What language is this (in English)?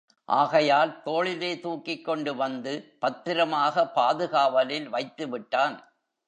Tamil